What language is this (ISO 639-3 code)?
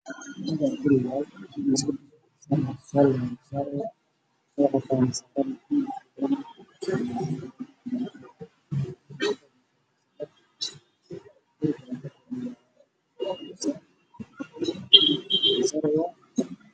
som